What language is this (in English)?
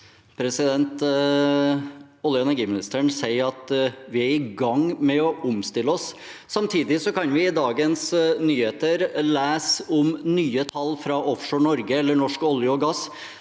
Norwegian